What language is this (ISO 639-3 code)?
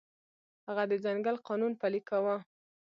pus